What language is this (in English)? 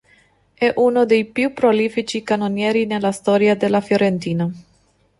Italian